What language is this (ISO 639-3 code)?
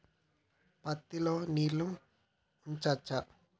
tel